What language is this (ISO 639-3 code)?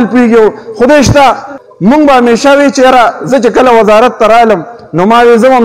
ara